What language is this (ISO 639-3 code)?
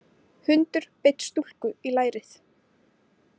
isl